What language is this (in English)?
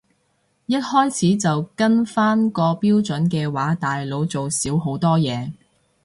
Cantonese